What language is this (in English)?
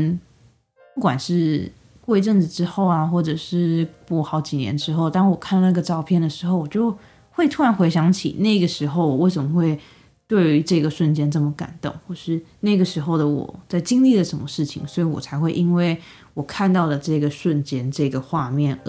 Chinese